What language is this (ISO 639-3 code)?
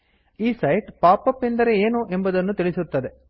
kan